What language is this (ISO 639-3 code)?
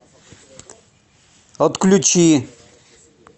rus